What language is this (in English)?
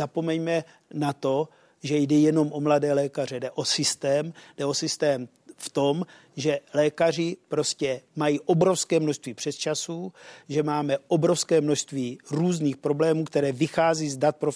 Czech